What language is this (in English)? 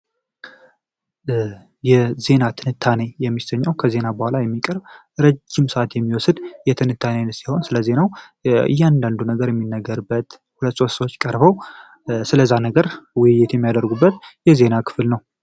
Amharic